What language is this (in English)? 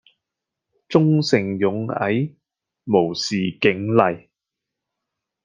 Cantonese